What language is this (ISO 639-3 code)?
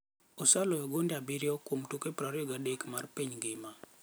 luo